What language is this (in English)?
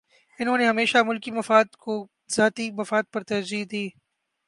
Urdu